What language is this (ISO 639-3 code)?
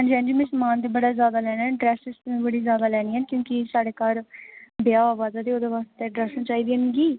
doi